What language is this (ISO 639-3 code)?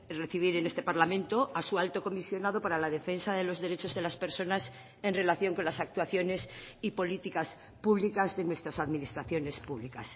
spa